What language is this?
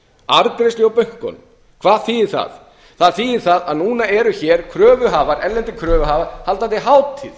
Icelandic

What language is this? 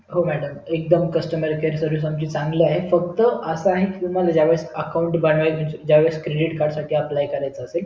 Marathi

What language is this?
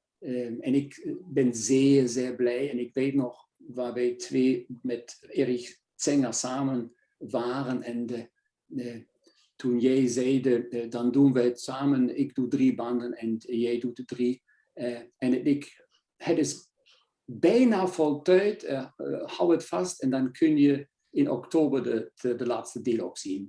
Dutch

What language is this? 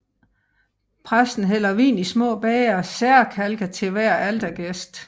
Danish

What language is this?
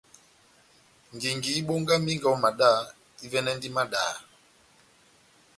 Batanga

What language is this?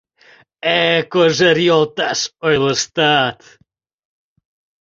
Mari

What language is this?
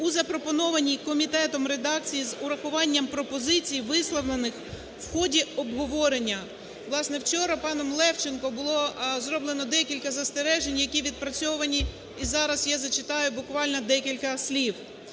Ukrainian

